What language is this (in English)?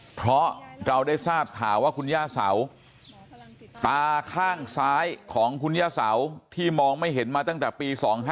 Thai